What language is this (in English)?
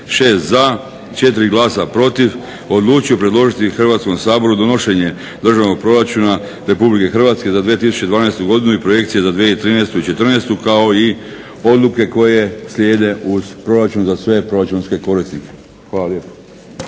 Croatian